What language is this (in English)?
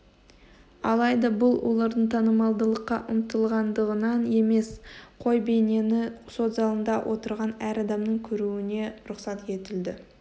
Kazakh